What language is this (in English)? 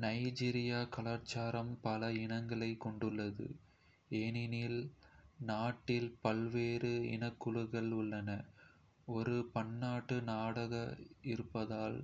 Kota (India)